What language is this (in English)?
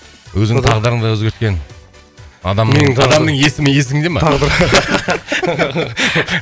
Kazakh